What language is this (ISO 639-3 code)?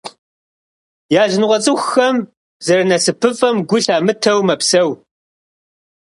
kbd